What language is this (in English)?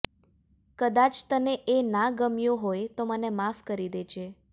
Gujarati